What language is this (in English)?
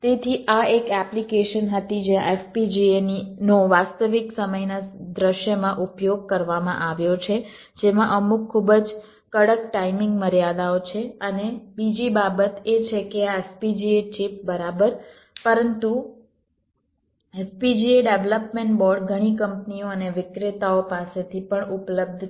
Gujarati